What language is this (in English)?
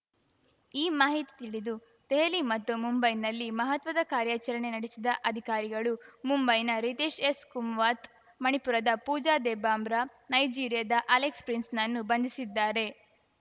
Kannada